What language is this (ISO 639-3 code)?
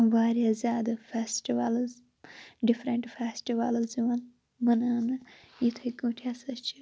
kas